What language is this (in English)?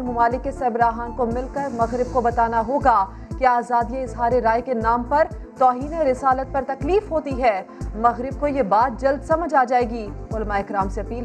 Urdu